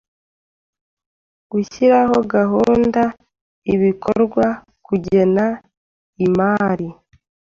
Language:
Kinyarwanda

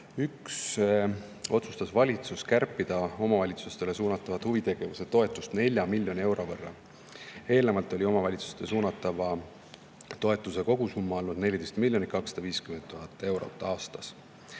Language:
Estonian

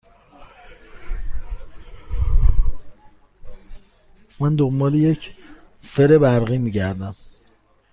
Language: Persian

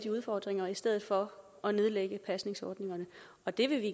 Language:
Danish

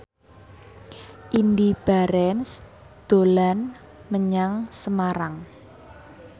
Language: Javanese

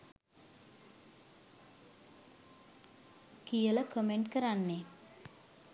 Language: Sinhala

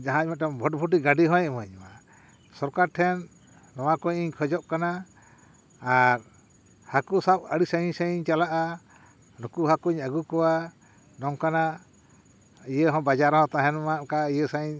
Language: Santali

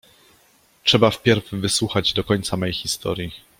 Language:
Polish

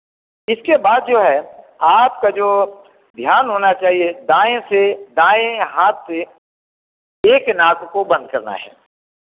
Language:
Hindi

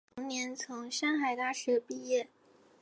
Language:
Chinese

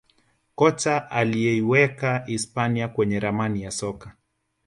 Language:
Swahili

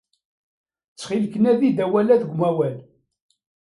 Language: Kabyle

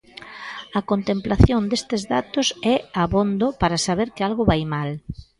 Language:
Galician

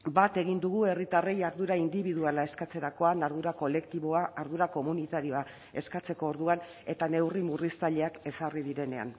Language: Basque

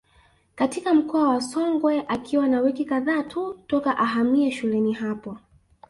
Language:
Swahili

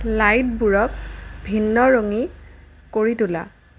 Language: Assamese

